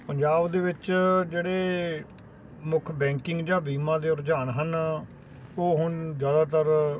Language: Punjabi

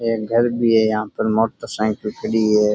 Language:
Rajasthani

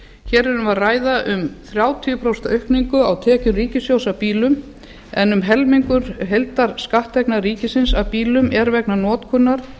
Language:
Icelandic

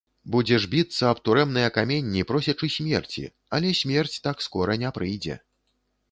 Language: Belarusian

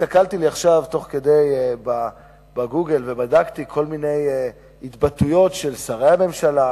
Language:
Hebrew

